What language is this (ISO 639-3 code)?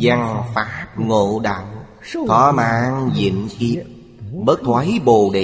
vie